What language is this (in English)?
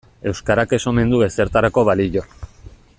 Basque